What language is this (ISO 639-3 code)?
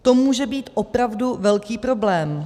ces